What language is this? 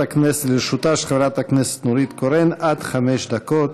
Hebrew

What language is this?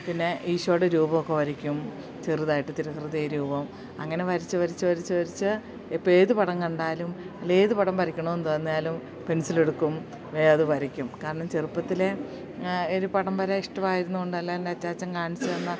Malayalam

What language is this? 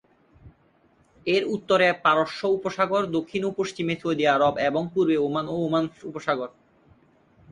Bangla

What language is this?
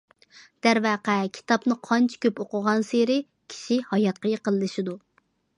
Uyghur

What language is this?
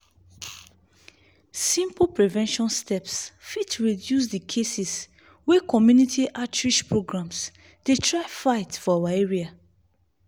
Nigerian Pidgin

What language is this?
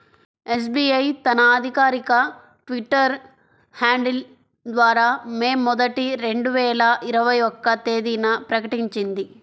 Telugu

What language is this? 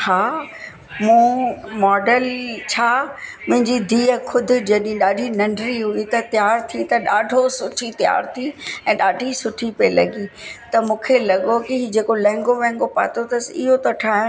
Sindhi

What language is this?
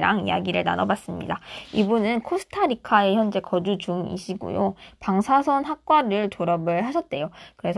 Korean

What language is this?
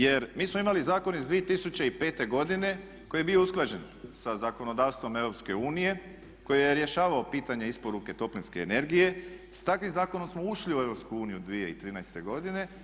Croatian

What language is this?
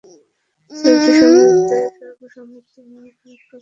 Bangla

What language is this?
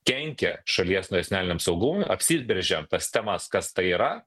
Lithuanian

